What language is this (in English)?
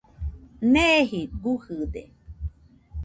Nüpode Huitoto